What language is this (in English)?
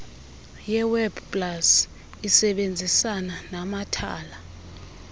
Xhosa